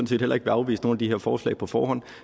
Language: Danish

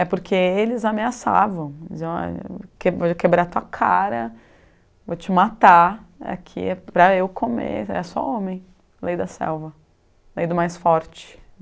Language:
Portuguese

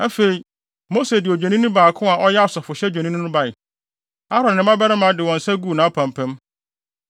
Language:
Akan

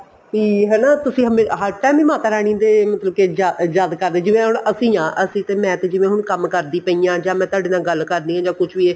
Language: Punjabi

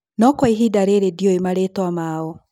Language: Kikuyu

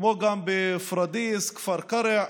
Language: Hebrew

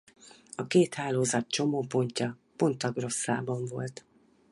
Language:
Hungarian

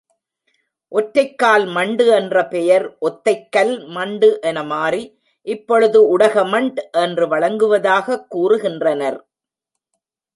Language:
Tamil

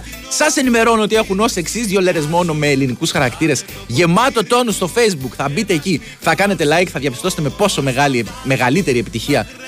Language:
Greek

